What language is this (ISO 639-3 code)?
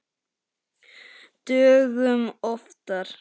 isl